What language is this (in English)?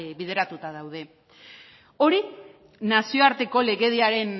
Basque